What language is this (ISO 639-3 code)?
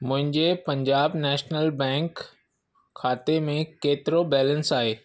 snd